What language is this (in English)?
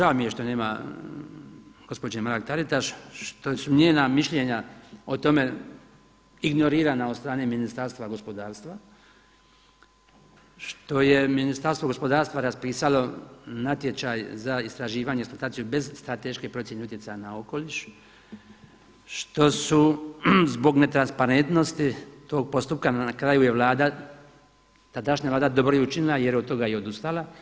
Croatian